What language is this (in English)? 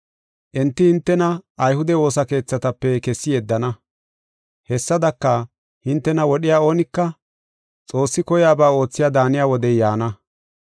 Gofa